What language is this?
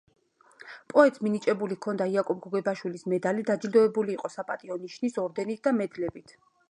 Georgian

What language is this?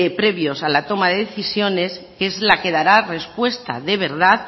Spanish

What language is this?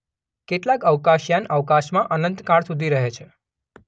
Gujarati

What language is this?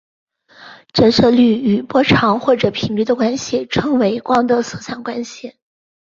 Chinese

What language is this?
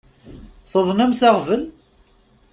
Kabyle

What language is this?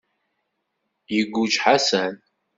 Kabyle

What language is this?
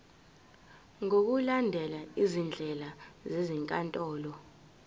Zulu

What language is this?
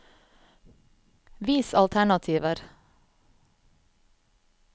Norwegian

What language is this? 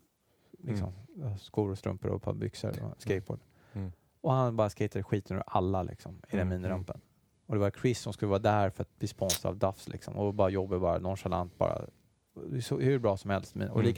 Swedish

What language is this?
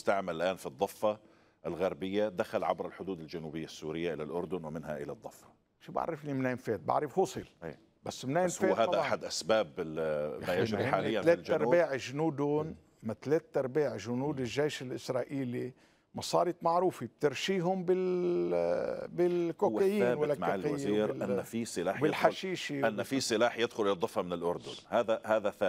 Arabic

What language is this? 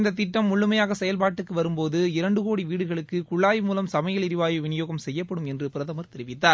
Tamil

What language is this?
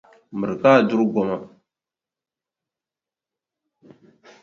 Dagbani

